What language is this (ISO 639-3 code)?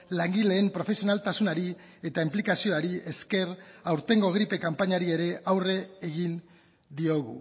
eus